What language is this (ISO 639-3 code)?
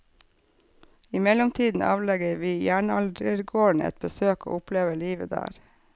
nor